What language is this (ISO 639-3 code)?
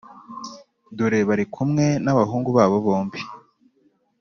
kin